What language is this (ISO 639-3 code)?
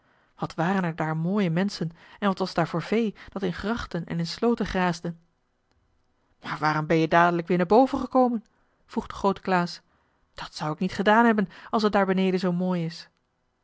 nld